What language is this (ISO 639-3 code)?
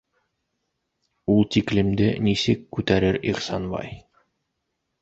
bak